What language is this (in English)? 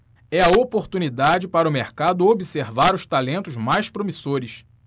Portuguese